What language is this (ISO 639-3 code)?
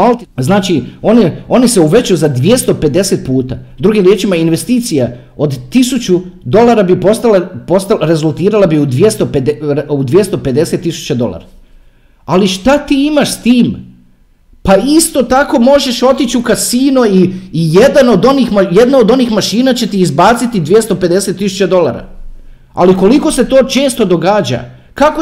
hrv